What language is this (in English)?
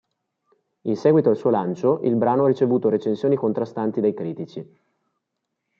Italian